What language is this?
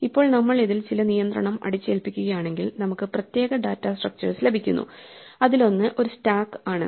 Malayalam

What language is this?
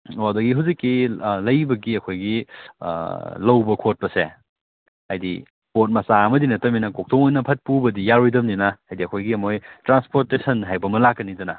Manipuri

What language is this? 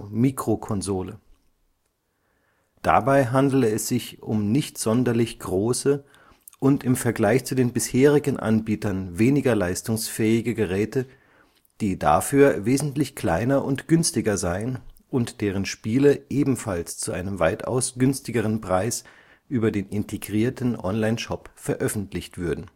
German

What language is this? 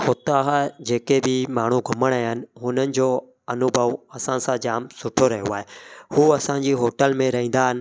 Sindhi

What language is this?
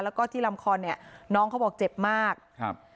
Thai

